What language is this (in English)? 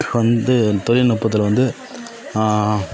Tamil